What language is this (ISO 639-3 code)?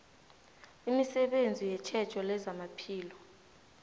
nbl